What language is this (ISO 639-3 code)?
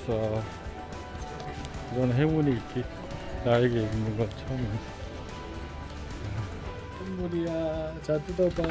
kor